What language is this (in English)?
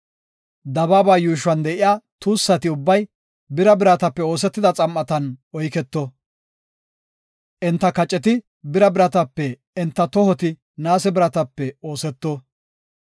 Gofa